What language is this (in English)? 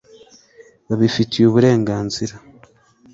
Kinyarwanda